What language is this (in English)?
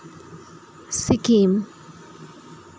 Santali